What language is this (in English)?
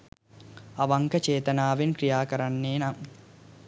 Sinhala